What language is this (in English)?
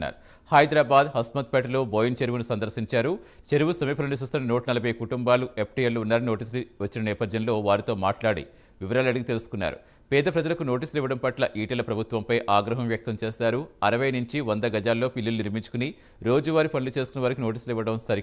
Telugu